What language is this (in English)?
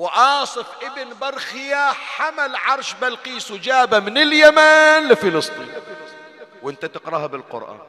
Arabic